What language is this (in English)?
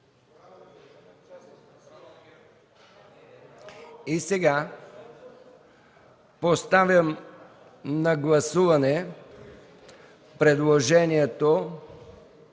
Bulgarian